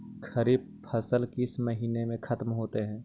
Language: Magahi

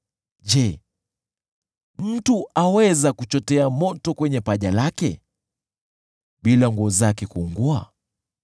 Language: Swahili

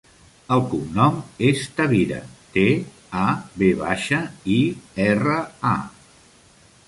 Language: Catalan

